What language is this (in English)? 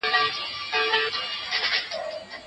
Pashto